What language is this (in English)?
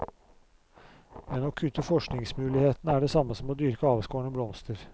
Norwegian